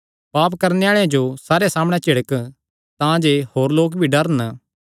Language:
Kangri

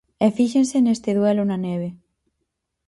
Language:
Galician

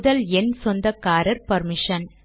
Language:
Tamil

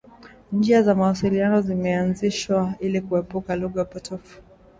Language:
Swahili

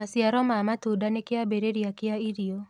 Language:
Kikuyu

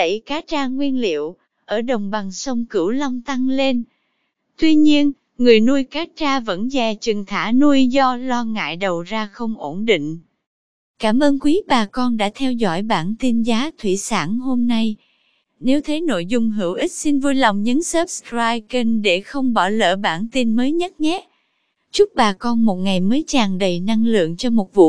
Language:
Vietnamese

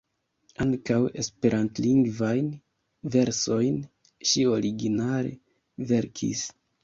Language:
Esperanto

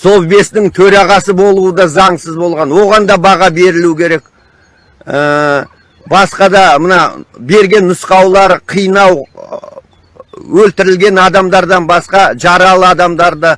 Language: Turkish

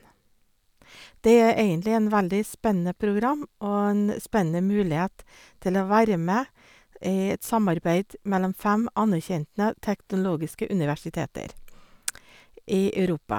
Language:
Norwegian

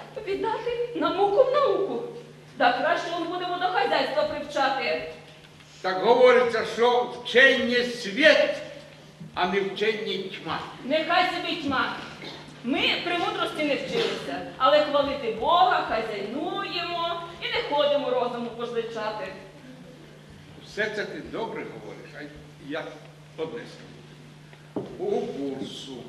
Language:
Ukrainian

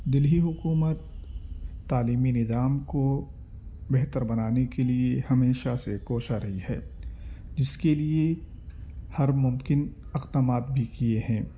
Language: Urdu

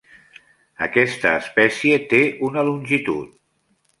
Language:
Catalan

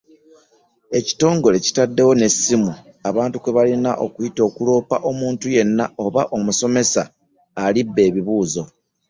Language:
Ganda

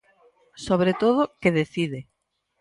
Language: Galician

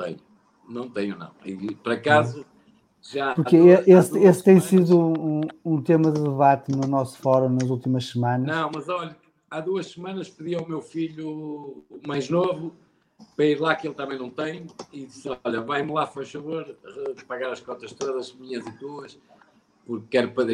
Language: Portuguese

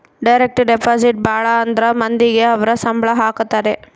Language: Kannada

